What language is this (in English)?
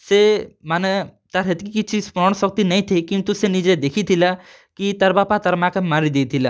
Odia